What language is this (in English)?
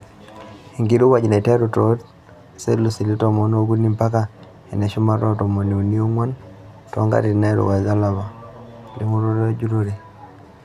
Masai